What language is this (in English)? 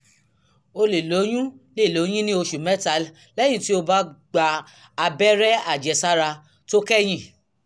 Yoruba